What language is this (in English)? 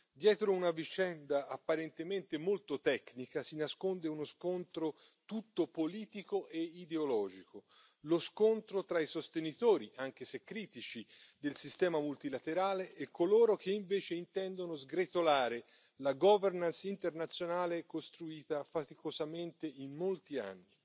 Italian